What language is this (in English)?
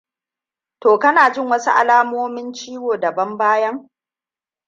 Hausa